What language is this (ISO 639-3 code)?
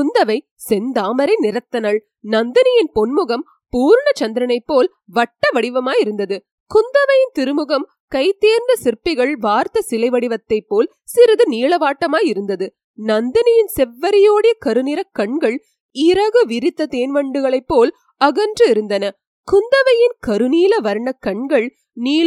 tam